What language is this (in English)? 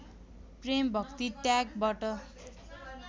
Nepali